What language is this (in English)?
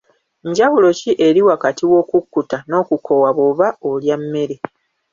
Ganda